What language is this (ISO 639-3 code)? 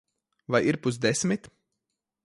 lav